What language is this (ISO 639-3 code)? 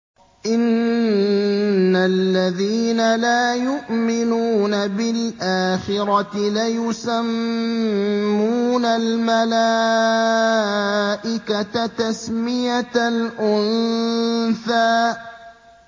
ara